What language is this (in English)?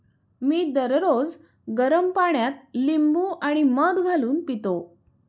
Marathi